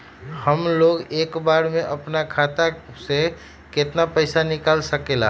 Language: Magahi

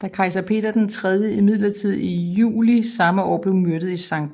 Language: Danish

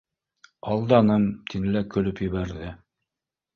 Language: Bashkir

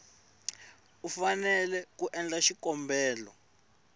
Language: Tsonga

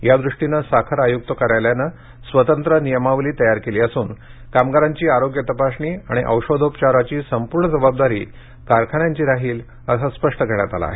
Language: Marathi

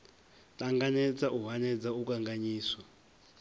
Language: Venda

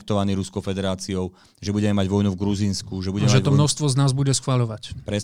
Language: Slovak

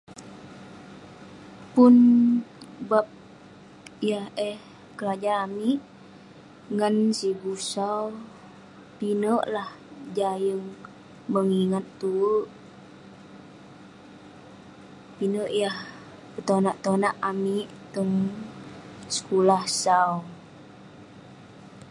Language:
Western Penan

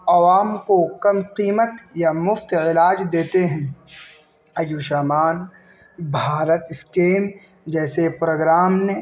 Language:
Urdu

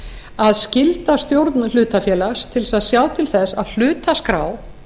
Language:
Icelandic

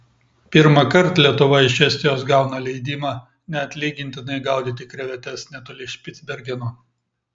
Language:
Lithuanian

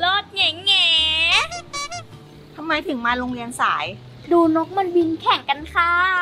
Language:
Thai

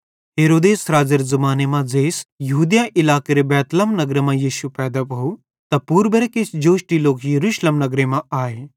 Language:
Bhadrawahi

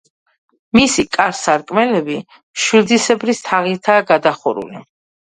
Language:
Georgian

